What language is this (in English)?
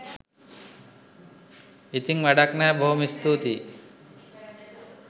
Sinhala